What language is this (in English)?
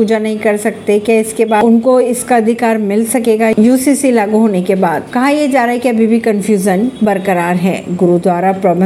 Hindi